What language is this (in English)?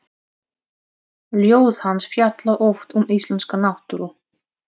Icelandic